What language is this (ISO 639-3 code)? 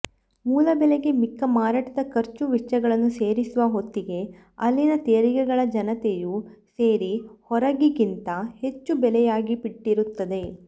kan